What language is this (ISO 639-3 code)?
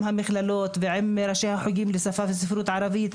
heb